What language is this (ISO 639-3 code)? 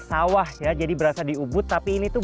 ind